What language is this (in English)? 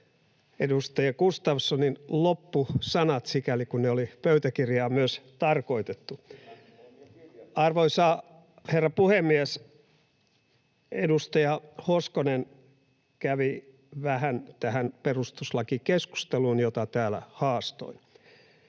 Finnish